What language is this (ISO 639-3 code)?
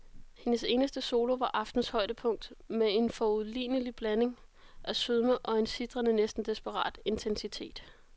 dan